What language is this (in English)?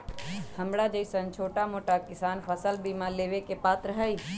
Magahi